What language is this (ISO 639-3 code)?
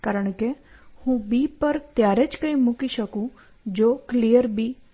guj